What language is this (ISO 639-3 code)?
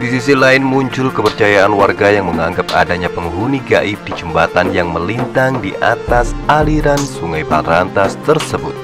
ind